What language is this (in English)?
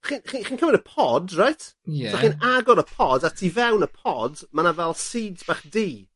Welsh